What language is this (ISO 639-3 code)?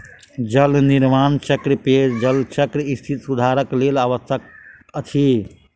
mai